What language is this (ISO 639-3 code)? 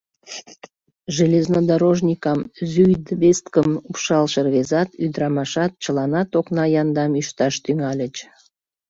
chm